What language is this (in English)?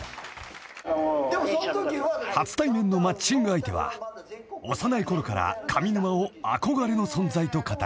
Japanese